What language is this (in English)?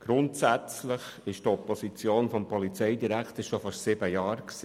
Swiss German